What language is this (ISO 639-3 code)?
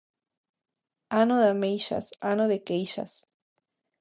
glg